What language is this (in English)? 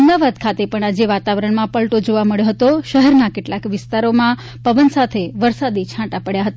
Gujarati